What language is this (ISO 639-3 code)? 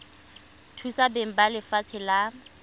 tsn